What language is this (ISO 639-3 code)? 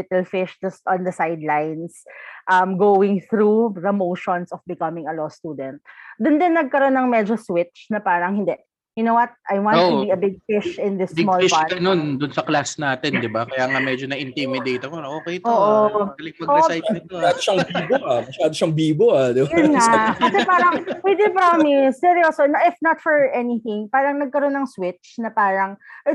fil